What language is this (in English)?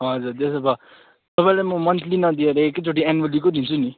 Nepali